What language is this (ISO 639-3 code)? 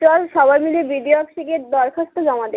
ben